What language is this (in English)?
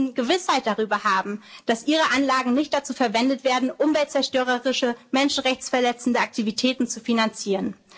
German